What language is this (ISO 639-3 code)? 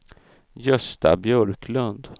swe